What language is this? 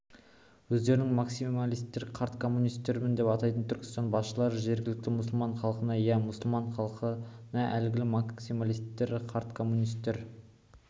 Kazakh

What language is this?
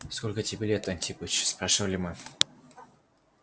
Russian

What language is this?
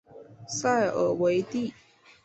Chinese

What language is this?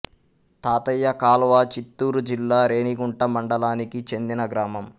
Telugu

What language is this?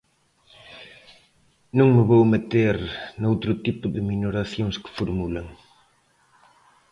Galician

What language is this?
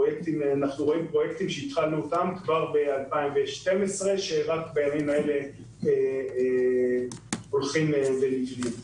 Hebrew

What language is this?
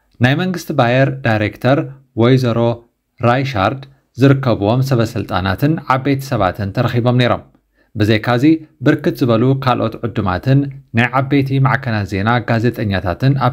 Arabic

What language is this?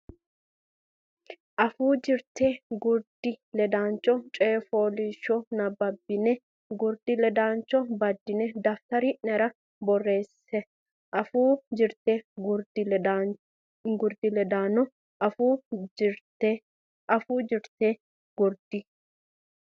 Sidamo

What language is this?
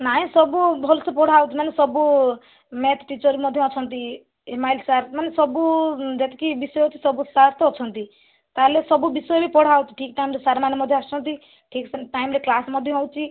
Odia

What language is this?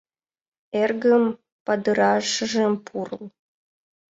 Mari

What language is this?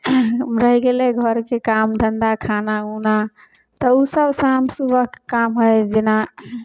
Maithili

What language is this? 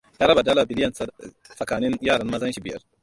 Hausa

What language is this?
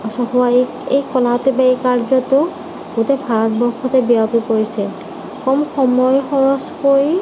Assamese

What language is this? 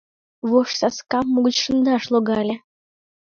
Mari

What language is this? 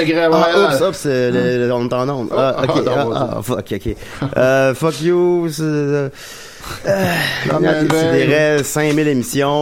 French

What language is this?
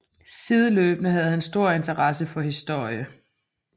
Danish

